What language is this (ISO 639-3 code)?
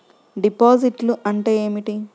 tel